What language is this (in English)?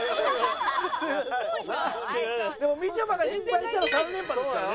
Japanese